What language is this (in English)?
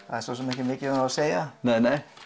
Icelandic